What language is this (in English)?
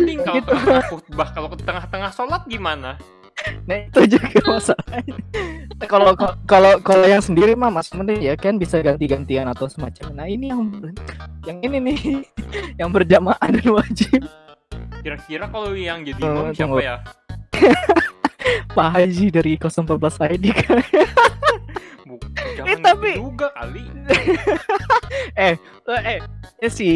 Indonesian